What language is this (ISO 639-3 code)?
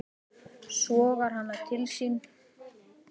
isl